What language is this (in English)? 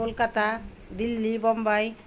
Bangla